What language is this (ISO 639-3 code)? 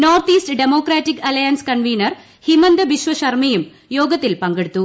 mal